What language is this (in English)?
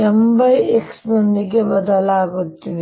Kannada